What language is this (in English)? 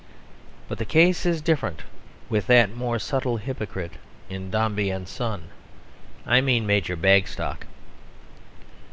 English